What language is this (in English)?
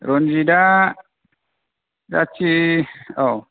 Bodo